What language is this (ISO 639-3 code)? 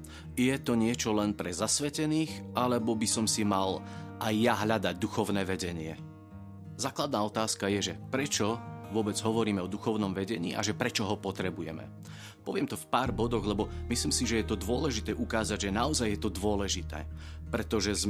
slk